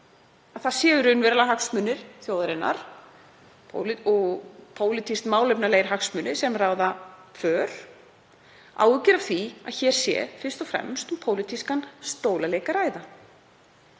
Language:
Icelandic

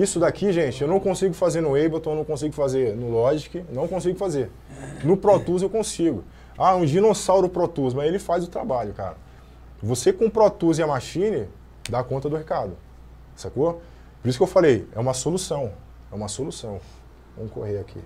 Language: Portuguese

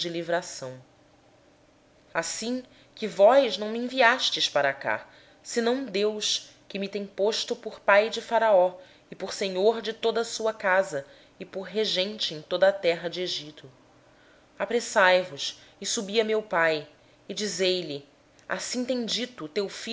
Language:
Portuguese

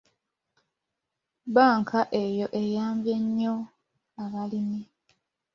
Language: Ganda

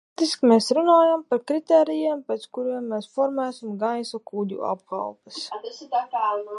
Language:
Latvian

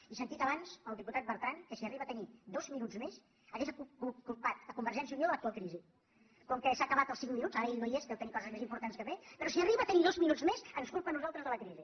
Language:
Catalan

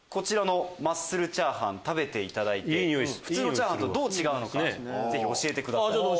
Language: Japanese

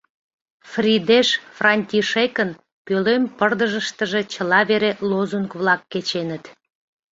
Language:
Mari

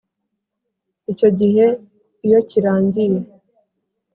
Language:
Kinyarwanda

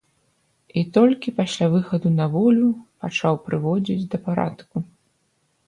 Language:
Belarusian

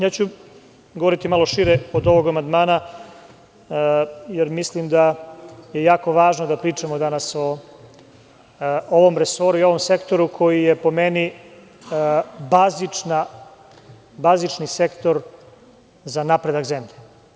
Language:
Serbian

